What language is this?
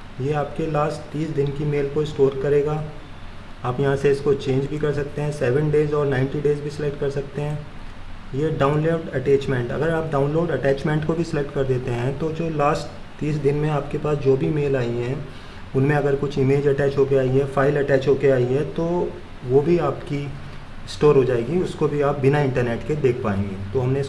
Hindi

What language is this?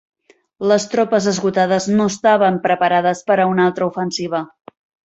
Catalan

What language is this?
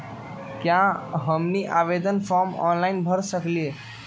Magahi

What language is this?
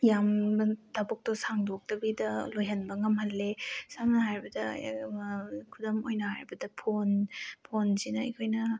Manipuri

